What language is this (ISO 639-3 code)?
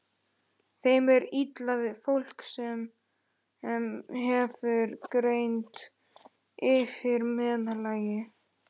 isl